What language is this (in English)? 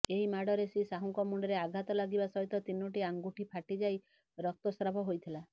Odia